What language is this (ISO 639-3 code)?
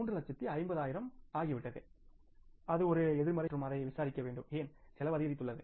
tam